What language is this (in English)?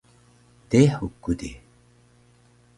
Taroko